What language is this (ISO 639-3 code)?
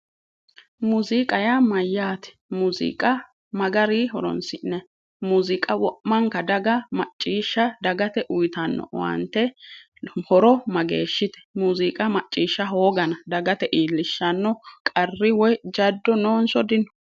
sid